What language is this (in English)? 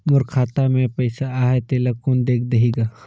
Chhattisgarhi